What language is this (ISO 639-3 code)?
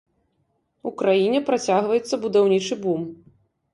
bel